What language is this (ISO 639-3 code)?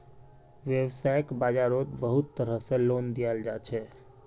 mag